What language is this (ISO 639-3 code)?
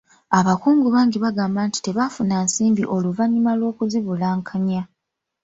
lug